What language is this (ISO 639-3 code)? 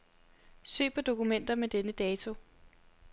dan